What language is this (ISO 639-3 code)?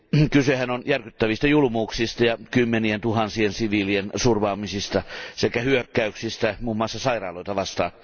fin